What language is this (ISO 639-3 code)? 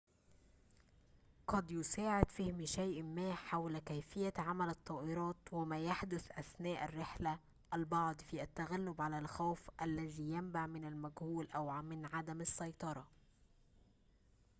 ara